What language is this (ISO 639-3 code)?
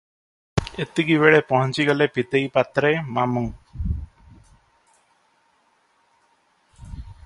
ori